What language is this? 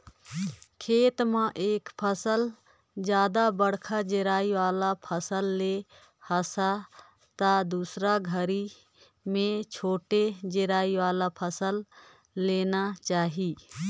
Chhattisgarhi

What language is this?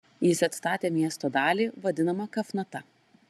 Lithuanian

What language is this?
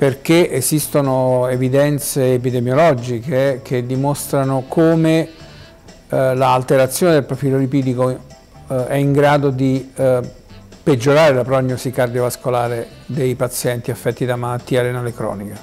Italian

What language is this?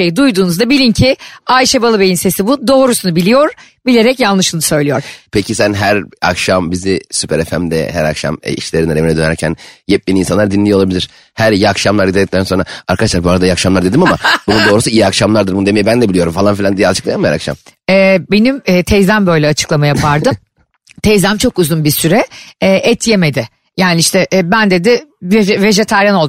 Turkish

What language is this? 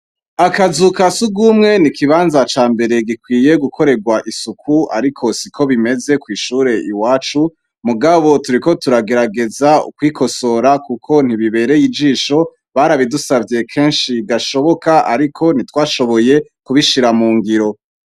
Rundi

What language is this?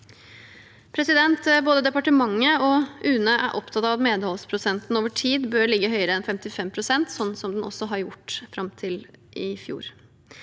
Norwegian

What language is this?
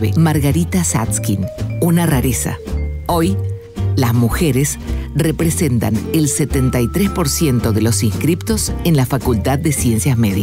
Spanish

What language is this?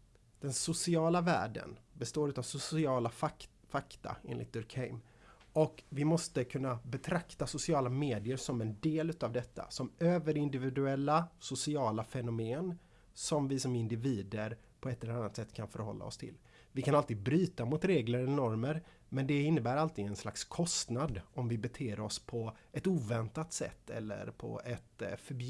Swedish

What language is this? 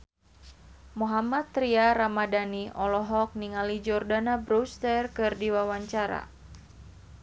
Sundanese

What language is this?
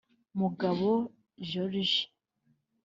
Kinyarwanda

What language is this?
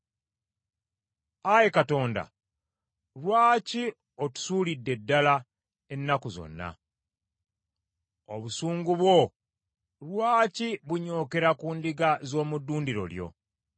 Ganda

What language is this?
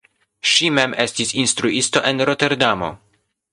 Esperanto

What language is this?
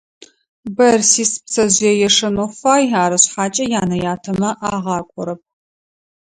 Adyghe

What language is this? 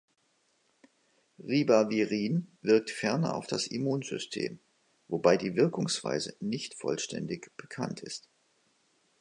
German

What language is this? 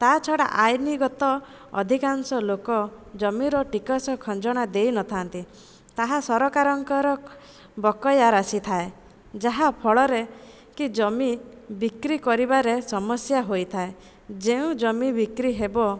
Odia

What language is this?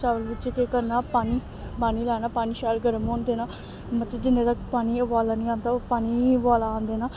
Dogri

